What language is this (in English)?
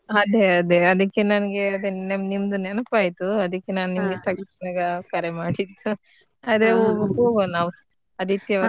Kannada